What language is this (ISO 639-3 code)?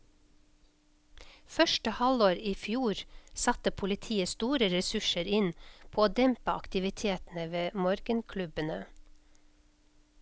nor